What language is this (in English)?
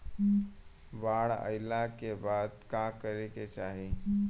Bhojpuri